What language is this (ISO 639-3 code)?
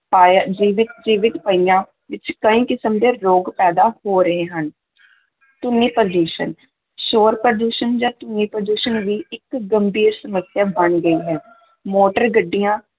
pan